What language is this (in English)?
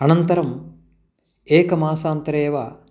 Sanskrit